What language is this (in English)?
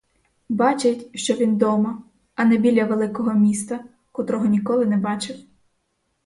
Ukrainian